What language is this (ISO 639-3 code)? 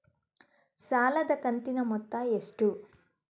kan